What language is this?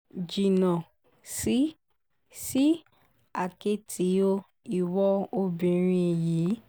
Yoruba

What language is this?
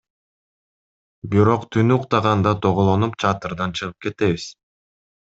Kyrgyz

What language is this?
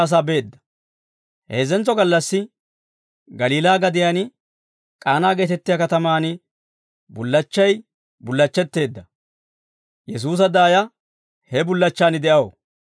Dawro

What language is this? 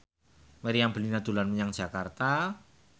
Javanese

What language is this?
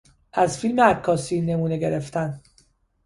Persian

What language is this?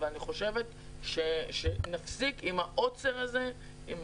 Hebrew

